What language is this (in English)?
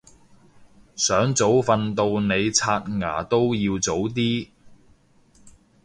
Cantonese